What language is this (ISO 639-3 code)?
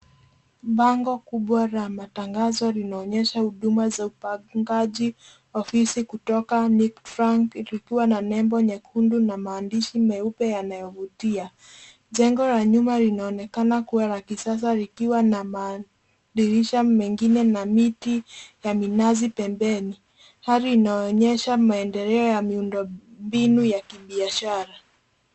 swa